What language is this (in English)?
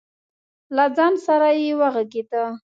Pashto